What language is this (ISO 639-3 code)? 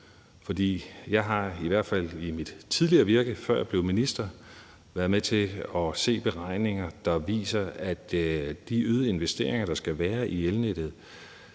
dan